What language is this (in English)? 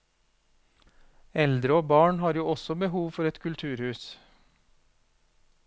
Norwegian